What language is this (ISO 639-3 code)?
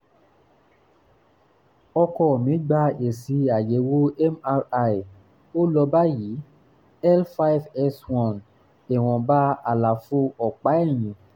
yor